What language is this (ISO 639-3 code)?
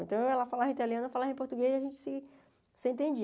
por